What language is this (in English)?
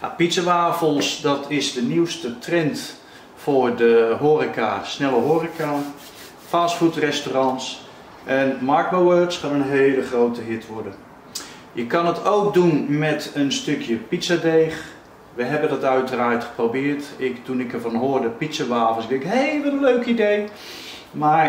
Dutch